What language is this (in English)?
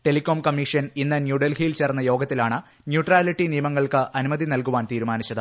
Malayalam